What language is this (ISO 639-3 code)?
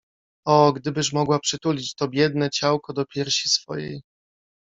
pol